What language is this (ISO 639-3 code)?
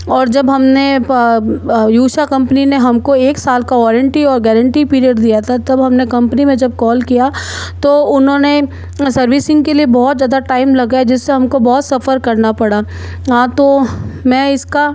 hin